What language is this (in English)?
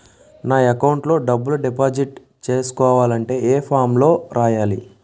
Telugu